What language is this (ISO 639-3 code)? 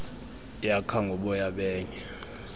xho